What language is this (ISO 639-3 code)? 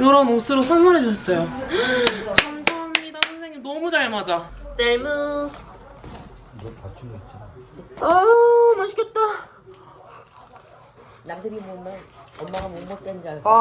kor